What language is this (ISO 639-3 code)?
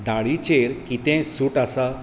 kok